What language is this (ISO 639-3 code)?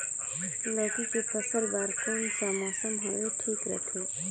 hne